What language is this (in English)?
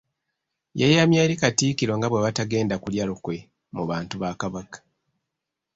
Ganda